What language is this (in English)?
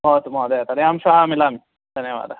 Sanskrit